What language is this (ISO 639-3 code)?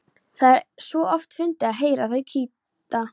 isl